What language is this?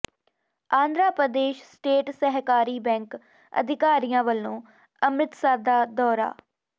Punjabi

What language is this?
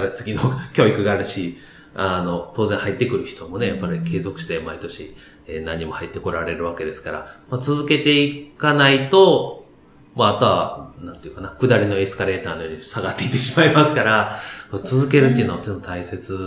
Japanese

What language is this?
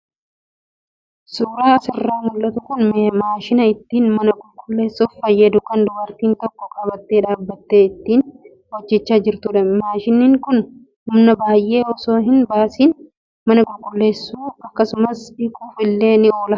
Oromo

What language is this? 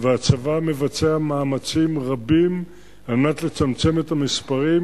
Hebrew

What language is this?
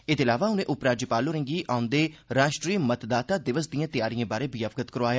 Dogri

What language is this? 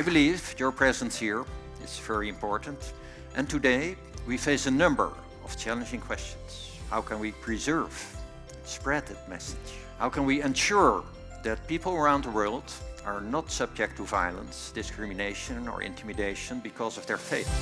English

